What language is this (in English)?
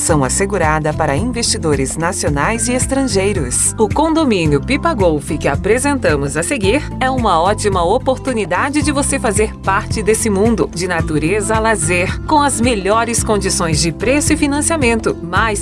Portuguese